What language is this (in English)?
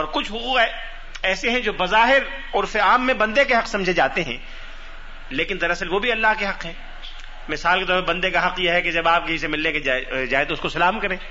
Urdu